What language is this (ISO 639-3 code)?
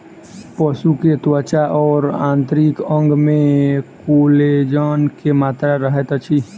mai